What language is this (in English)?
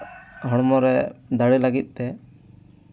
Santali